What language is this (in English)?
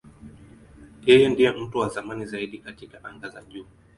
Swahili